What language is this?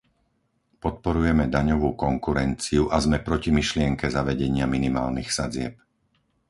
Slovak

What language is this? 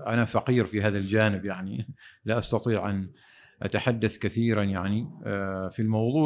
Arabic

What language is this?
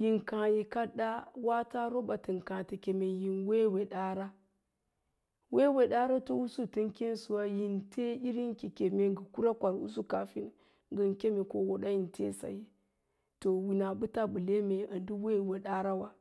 Lala-Roba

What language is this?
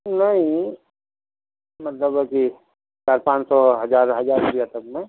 Urdu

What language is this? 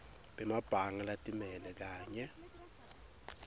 Swati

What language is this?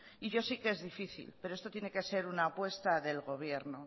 Spanish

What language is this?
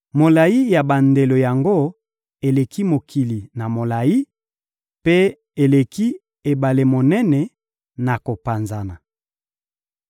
Lingala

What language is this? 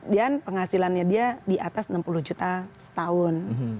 Indonesian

